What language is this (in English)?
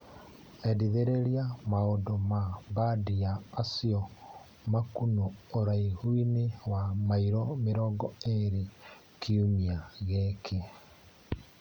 Kikuyu